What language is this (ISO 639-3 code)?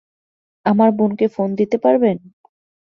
ben